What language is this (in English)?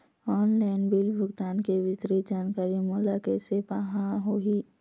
Chhattisgarhi